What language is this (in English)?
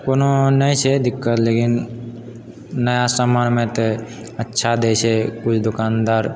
Maithili